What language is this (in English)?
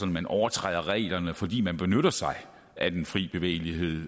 Danish